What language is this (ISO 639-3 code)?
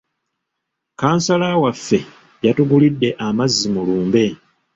lug